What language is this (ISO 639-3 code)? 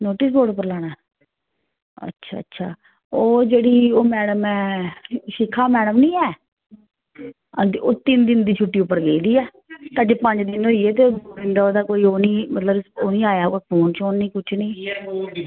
doi